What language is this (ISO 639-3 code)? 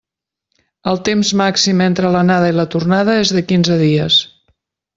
cat